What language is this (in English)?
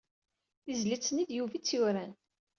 Kabyle